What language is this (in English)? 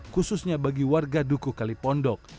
Indonesian